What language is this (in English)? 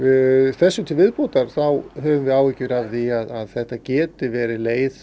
Icelandic